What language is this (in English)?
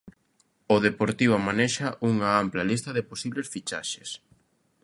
Galician